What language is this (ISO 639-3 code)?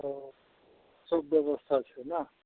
mai